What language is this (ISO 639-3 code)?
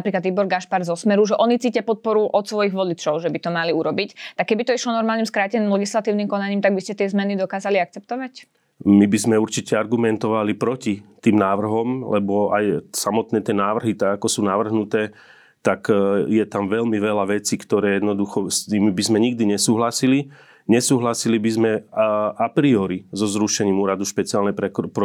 slk